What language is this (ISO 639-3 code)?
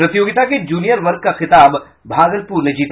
hin